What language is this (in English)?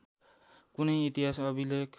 Nepali